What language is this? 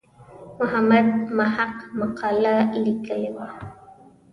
Pashto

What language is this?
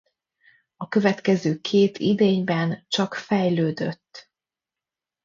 Hungarian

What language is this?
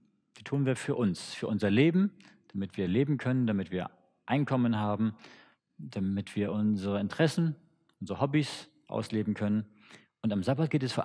German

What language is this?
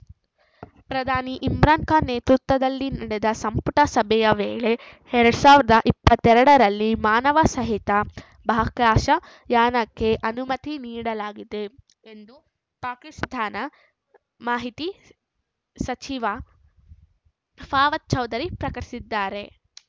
Kannada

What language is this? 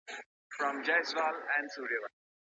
Pashto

